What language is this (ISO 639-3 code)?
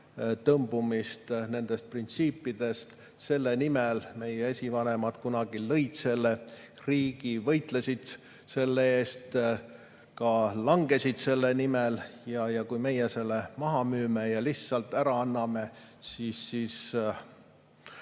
est